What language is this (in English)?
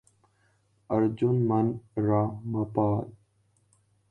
Urdu